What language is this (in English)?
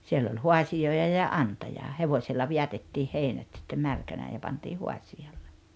Finnish